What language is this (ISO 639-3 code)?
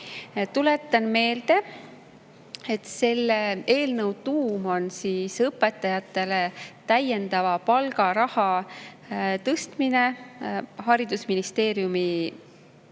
est